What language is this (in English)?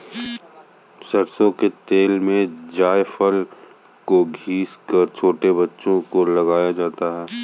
Hindi